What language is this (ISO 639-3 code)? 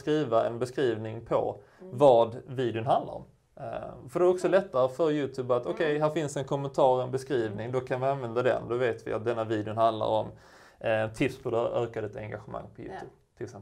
swe